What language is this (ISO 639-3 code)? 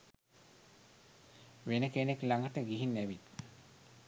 sin